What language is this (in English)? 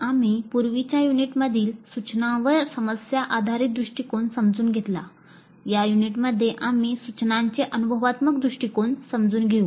Marathi